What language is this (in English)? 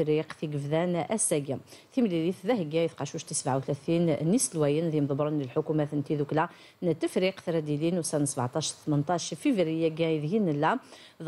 Arabic